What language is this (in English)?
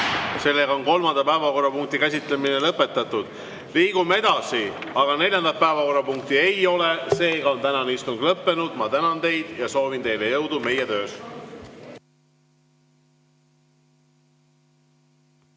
Estonian